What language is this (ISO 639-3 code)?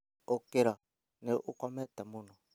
kik